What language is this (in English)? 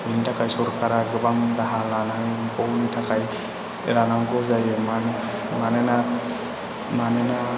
Bodo